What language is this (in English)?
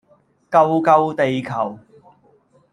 Cantonese